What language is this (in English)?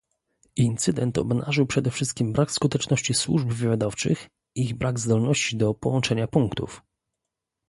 Polish